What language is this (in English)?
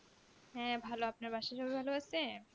Bangla